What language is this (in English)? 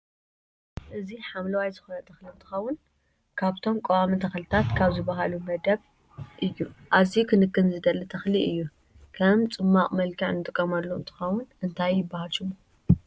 Tigrinya